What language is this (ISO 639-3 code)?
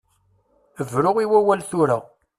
kab